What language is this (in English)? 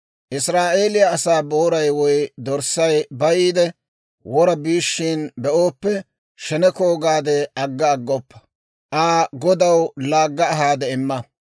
Dawro